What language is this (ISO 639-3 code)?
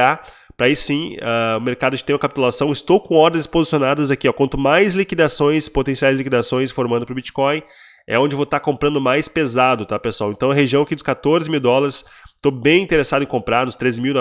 por